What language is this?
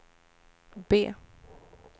Swedish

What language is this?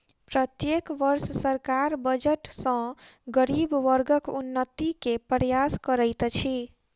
Maithili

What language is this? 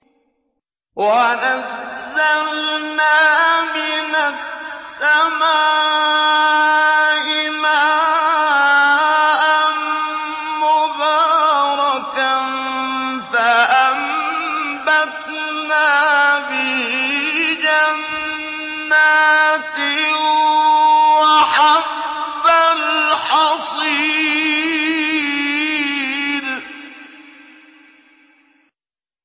Arabic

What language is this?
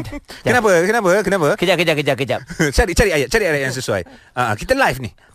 Malay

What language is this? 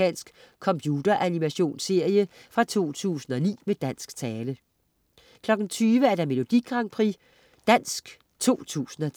Danish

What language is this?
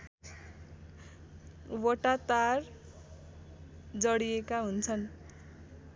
Nepali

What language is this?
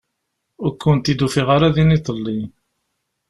Kabyle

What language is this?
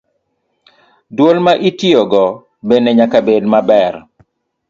Luo (Kenya and Tanzania)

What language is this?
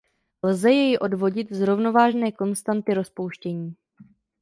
Czech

